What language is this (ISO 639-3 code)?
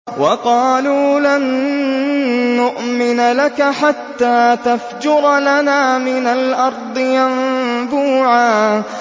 ara